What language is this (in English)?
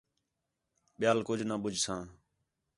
Khetrani